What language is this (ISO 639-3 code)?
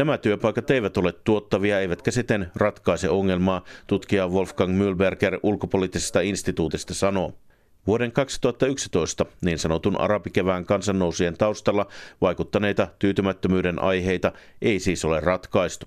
fin